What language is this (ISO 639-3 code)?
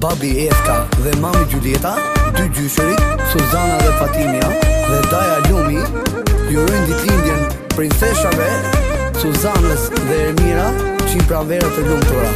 ron